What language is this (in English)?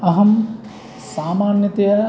Sanskrit